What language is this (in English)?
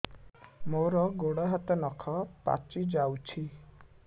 Odia